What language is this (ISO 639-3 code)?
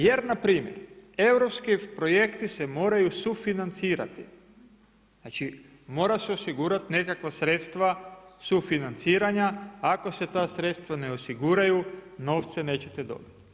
hrv